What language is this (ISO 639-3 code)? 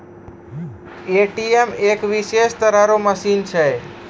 mai